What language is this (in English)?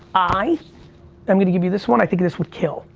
English